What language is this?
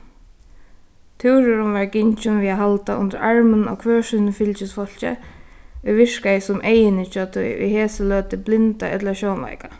Faroese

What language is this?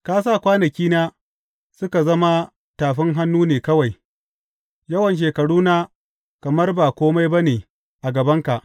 Hausa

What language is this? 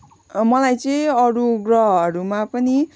Nepali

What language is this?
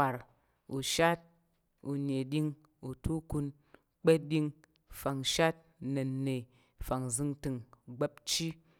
Tarok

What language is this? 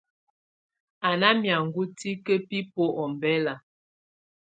Tunen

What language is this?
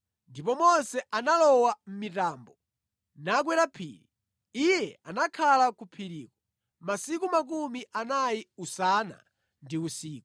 Nyanja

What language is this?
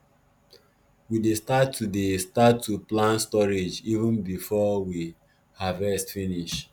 Nigerian Pidgin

